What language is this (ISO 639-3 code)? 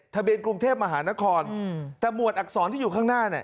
tha